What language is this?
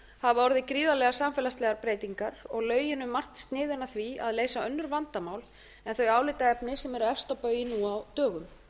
Icelandic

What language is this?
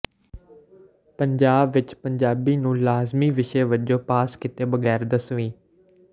Punjabi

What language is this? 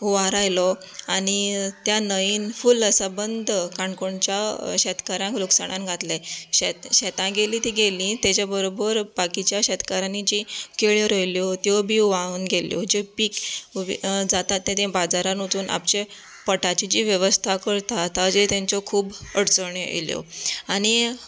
Konkani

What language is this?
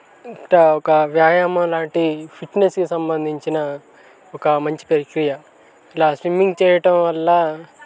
Telugu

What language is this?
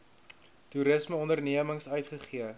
Afrikaans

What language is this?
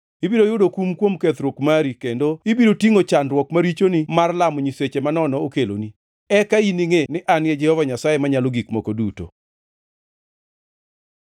Luo (Kenya and Tanzania)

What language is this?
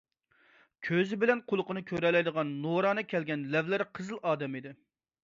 Uyghur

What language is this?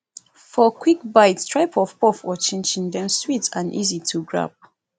Nigerian Pidgin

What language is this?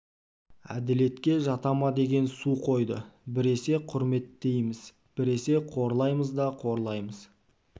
Kazakh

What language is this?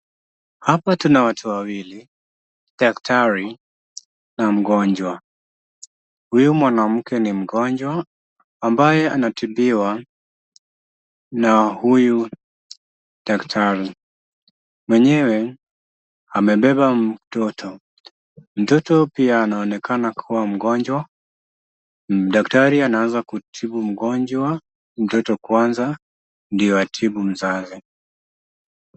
Swahili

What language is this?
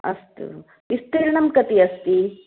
Sanskrit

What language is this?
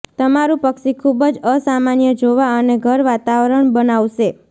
Gujarati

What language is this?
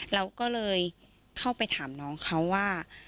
Thai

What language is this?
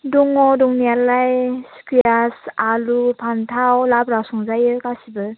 Bodo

